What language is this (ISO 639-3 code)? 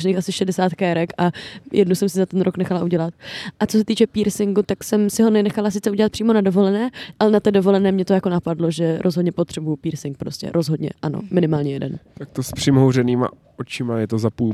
ces